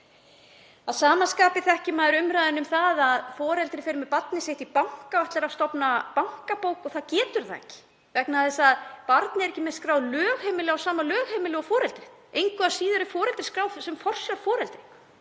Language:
Icelandic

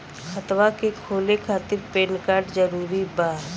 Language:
Bhojpuri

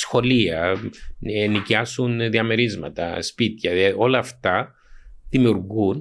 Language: Greek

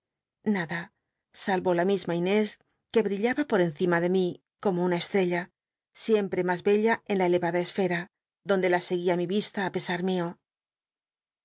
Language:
Spanish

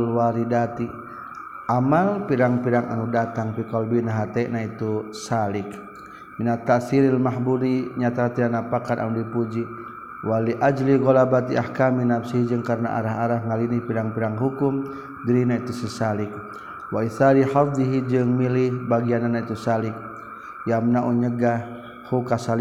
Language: Malay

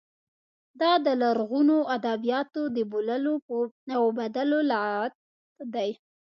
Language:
Pashto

